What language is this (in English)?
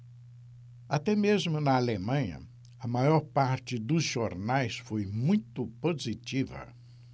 Portuguese